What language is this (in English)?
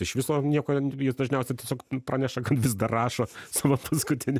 Lithuanian